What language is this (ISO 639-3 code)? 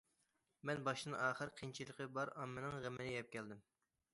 uig